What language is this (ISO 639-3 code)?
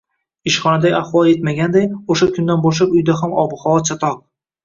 uzb